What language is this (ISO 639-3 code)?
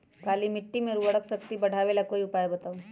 mag